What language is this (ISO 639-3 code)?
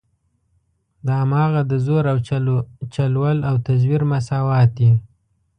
pus